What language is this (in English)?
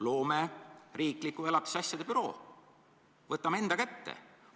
Estonian